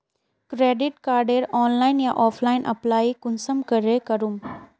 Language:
Magahi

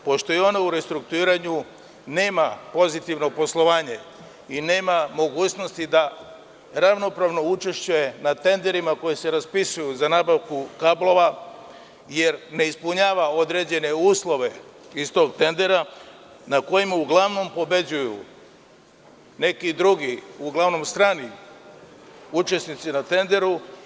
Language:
Serbian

